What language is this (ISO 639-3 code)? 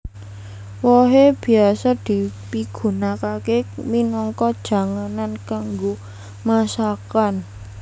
jav